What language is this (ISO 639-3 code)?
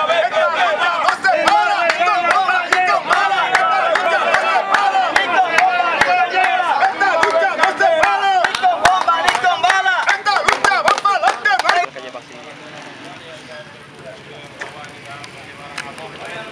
spa